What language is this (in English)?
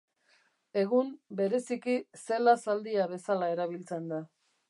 Basque